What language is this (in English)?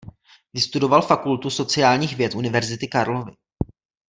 Czech